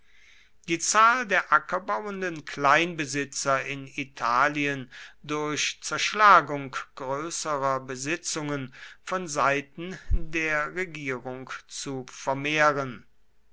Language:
German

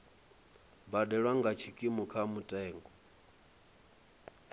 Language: Venda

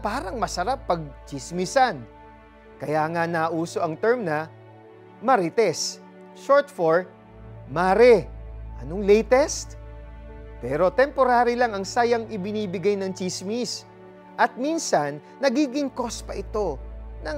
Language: Filipino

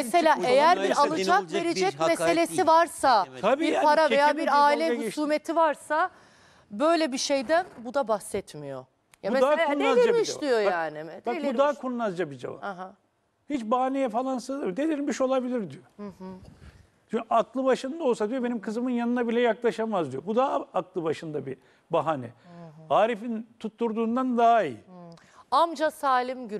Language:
Turkish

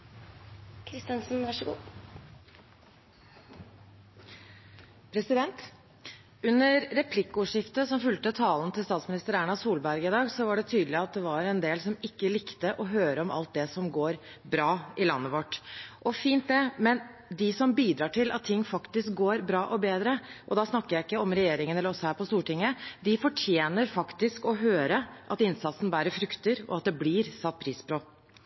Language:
Norwegian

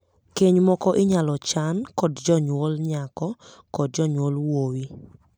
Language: Luo (Kenya and Tanzania)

